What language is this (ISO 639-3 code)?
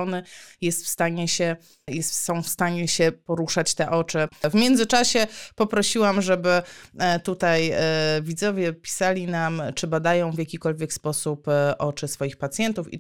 pol